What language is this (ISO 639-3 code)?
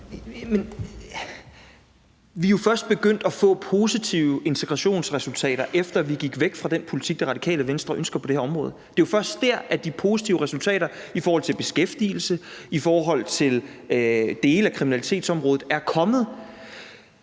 dan